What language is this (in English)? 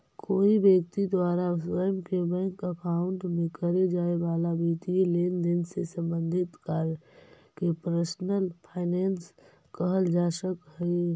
Magahi